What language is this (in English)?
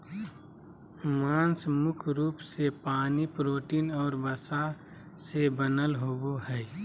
Magahi